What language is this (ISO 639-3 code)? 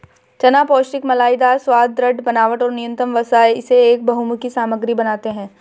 hin